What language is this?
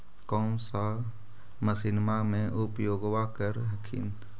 Magahi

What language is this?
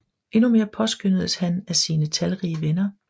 Danish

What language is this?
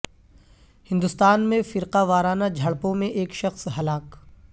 Urdu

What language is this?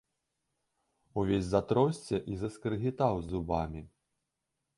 Belarusian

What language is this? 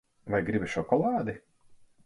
Latvian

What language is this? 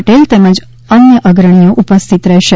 Gujarati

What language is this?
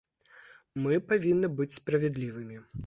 Belarusian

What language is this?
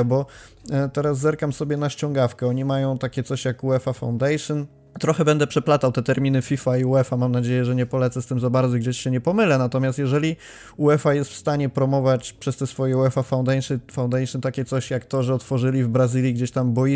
Polish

